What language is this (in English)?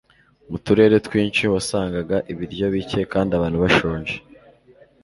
Kinyarwanda